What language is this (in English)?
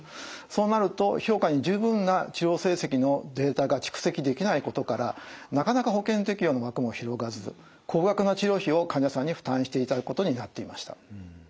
Japanese